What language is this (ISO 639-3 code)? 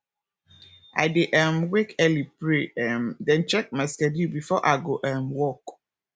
pcm